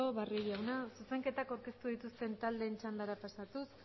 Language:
Basque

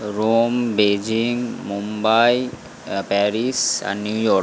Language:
Bangla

